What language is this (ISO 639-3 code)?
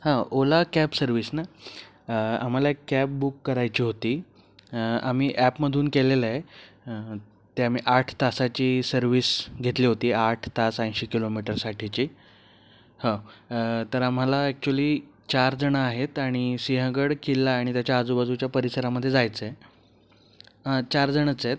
mar